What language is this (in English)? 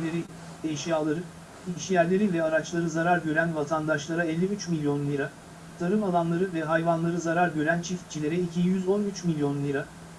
Turkish